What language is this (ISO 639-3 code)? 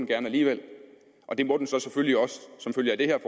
dan